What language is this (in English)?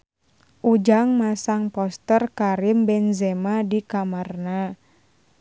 Sundanese